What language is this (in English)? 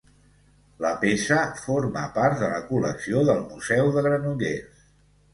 Catalan